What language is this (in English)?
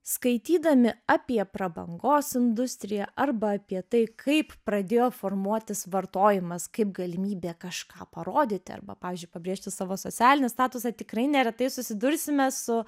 Lithuanian